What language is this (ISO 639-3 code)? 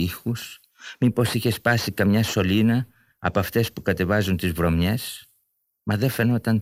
ell